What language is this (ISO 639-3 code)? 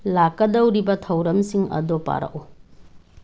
mni